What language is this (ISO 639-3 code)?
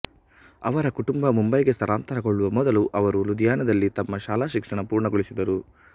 kan